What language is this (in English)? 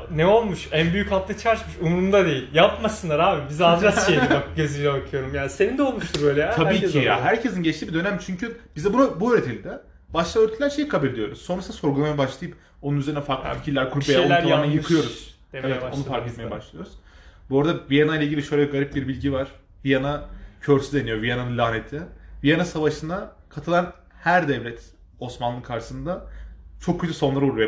Turkish